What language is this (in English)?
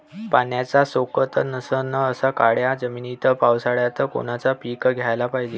Marathi